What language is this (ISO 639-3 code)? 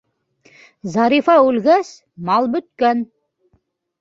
bak